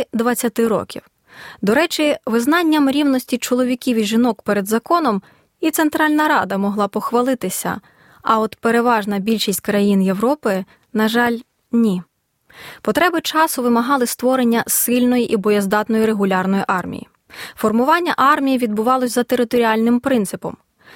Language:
Ukrainian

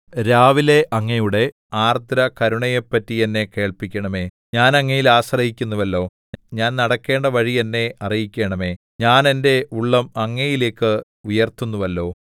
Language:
Malayalam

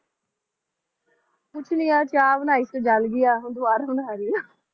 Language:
Punjabi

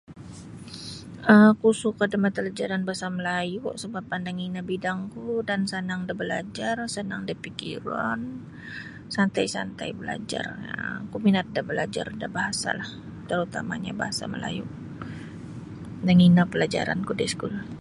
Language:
Sabah Bisaya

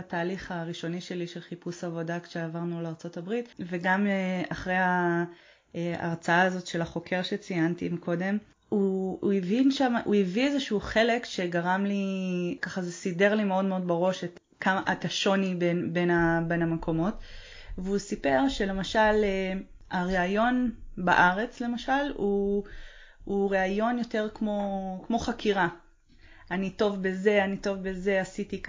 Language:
Hebrew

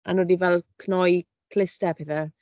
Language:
Welsh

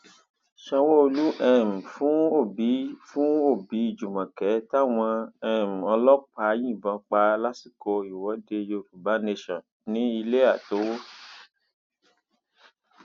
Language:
Yoruba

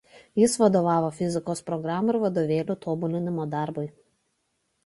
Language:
Lithuanian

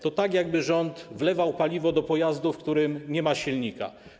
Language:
Polish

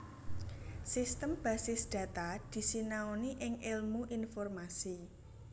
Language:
Javanese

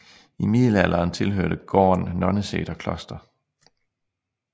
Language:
Danish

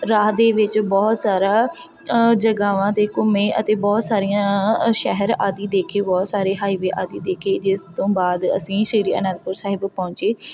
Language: Punjabi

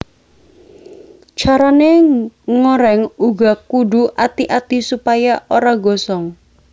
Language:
Javanese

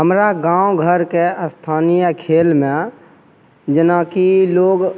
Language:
Maithili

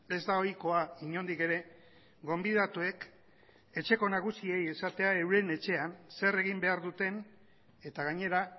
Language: Basque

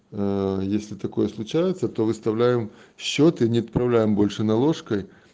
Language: Russian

